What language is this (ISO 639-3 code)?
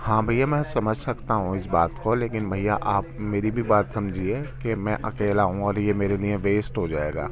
urd